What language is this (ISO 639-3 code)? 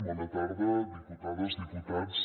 cat